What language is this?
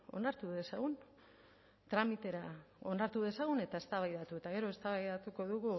Basque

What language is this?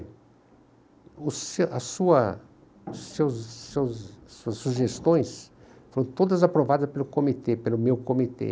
Portuguese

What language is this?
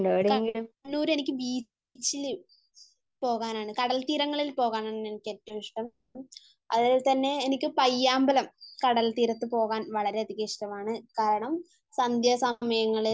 Malayalam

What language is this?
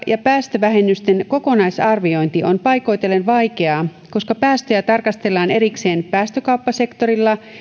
Finnish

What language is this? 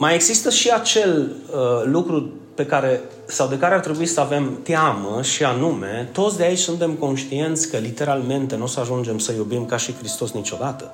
Romanian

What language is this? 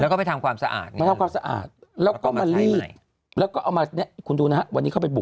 Thai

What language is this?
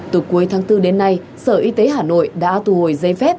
Vietnamese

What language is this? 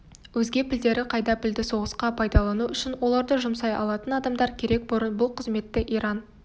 Kazakh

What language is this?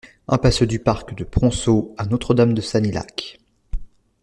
French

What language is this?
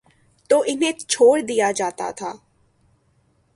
Urdu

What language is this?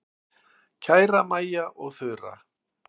Icelandic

